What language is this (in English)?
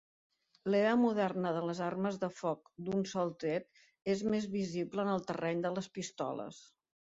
Catalan